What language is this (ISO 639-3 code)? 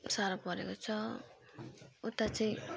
nep